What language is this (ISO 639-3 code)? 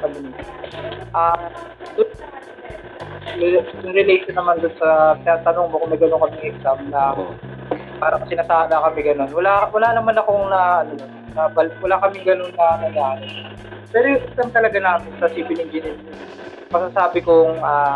fil